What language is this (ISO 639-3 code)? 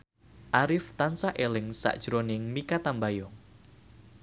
jav